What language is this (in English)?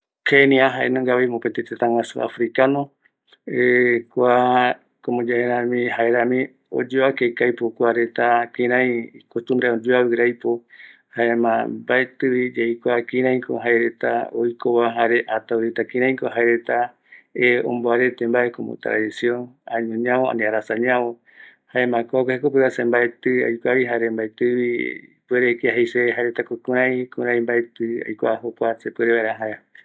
Eastern Bolivian Guaraní